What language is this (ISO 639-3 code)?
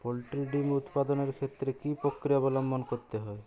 ben